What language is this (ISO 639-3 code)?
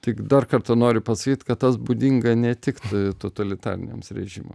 lit